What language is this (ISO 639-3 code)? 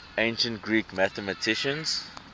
eng